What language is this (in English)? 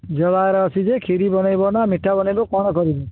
Odia